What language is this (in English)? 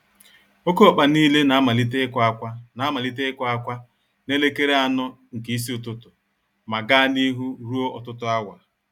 Igbo